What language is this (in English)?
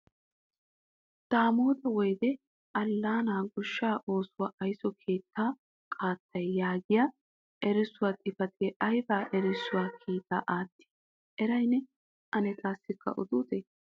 Wolaytta